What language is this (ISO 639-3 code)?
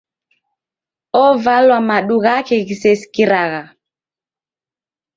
dav